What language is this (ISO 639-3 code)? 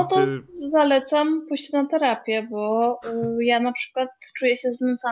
pol